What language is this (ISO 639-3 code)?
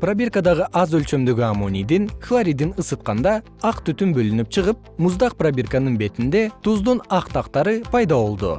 kir